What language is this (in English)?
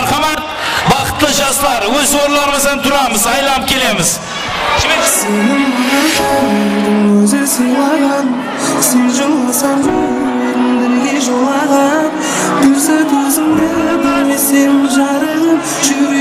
Turkish